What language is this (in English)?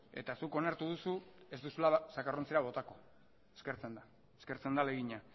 Basque